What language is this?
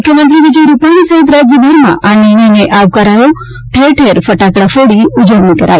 Gujarati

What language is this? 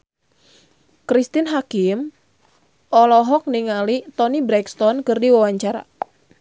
Sundanese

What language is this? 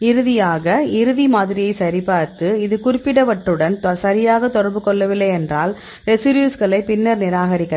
Tamil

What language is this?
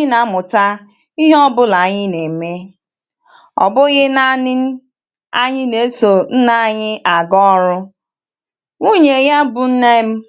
Igbo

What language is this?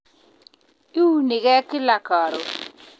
Kalenjin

